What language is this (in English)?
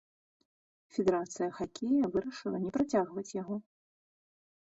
Belarusian